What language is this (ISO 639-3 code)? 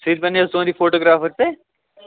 kas